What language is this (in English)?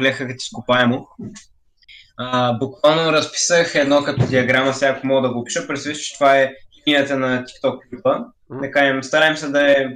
Bulgarian